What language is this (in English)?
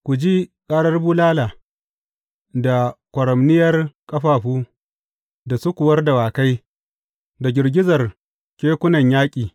Hausa